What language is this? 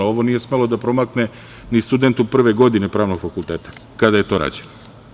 Serbian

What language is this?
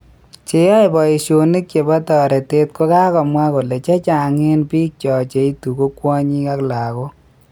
Kalenjin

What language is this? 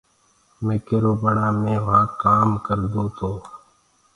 Gurgula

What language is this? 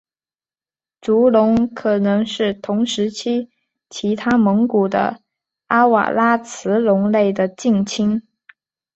Chinese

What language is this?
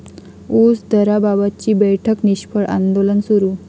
Marathi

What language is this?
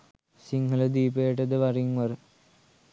Sinhala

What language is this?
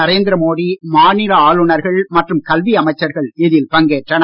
Tamil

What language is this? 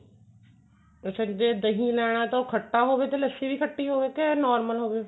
Punjabi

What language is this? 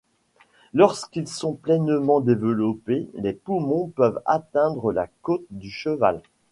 French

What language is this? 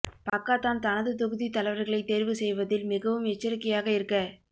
Tamil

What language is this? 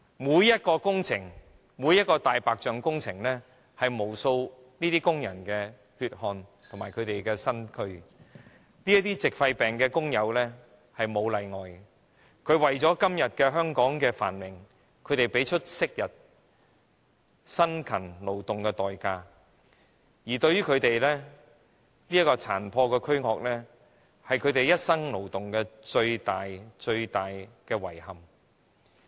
Cantonese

